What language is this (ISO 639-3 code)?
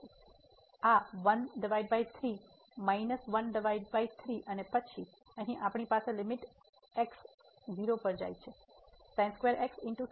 guj